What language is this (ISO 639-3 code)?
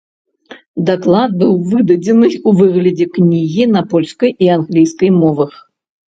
bel